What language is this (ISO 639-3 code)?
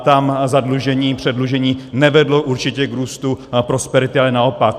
ces